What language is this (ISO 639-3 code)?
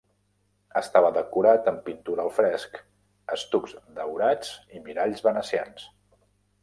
cat